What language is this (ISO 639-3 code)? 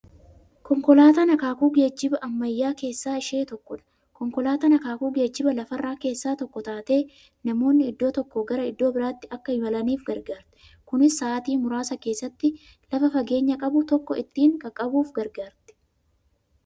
orm